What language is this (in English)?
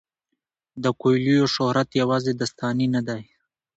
Pashto